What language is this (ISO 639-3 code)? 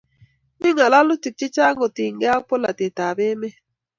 kln